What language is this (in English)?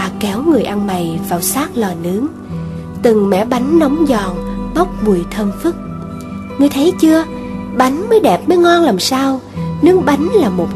Vietnamese